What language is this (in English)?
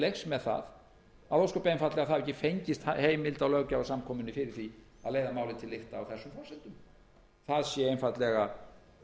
Icelandic